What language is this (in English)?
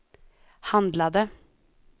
Swedish